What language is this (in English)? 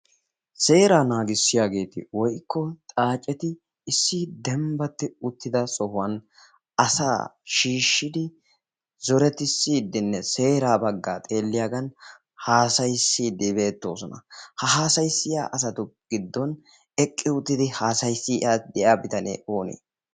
Wolaytta